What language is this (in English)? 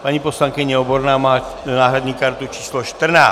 Czech